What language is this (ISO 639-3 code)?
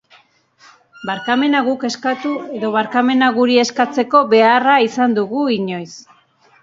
eus